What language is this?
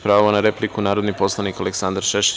Serbian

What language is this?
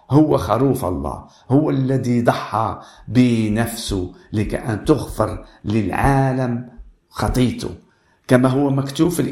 Arabic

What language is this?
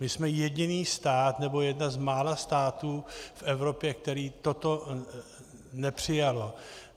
Czech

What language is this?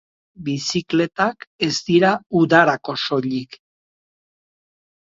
Basque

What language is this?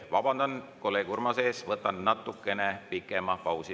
Estonian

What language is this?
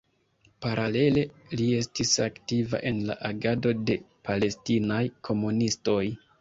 Esperanto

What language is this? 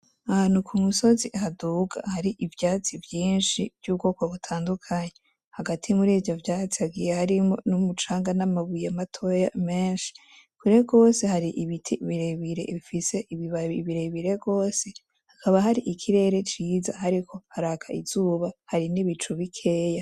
Rundi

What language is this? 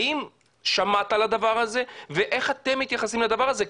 Hebrew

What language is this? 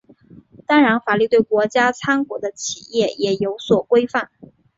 Chinese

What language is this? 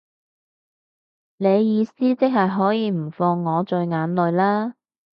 Cantonese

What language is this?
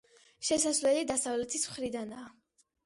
Georgian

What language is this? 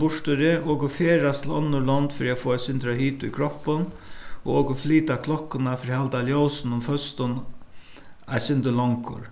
Faroese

